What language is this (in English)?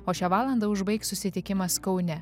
Lithuanian